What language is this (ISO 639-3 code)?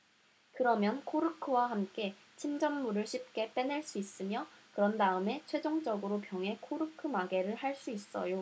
kor